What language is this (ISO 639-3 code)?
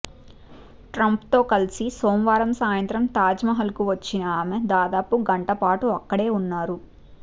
tel